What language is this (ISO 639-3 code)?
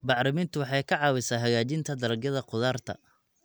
som